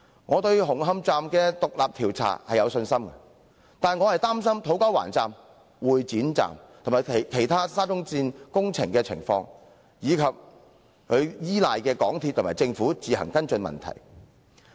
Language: Cantonese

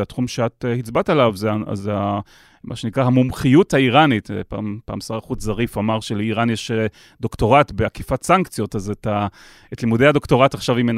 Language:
Hebrew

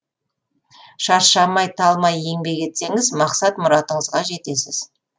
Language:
Kazakh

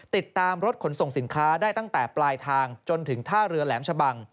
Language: Thai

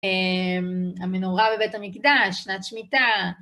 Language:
Hebrew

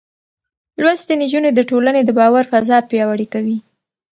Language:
Pashto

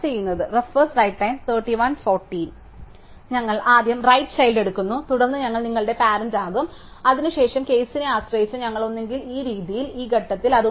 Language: Malayalam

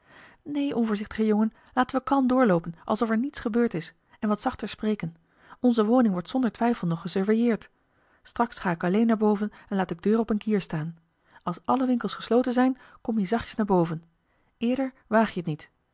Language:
Dutch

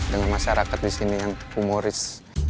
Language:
Indonesian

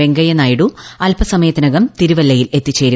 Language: Malayalam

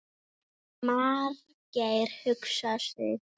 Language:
Icelandic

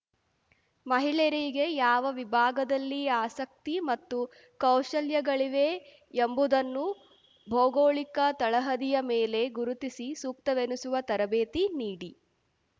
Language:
Kannada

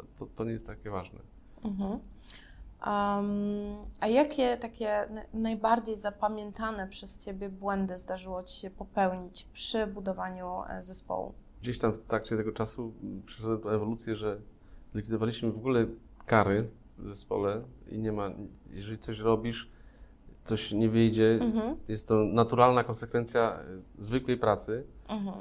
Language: Polish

